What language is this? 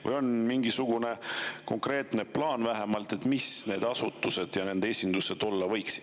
Estonian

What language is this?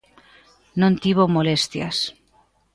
Galician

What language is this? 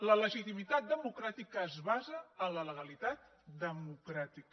Catalan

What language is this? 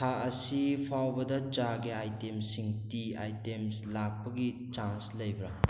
Manipuri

